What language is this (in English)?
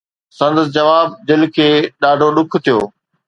Sindhi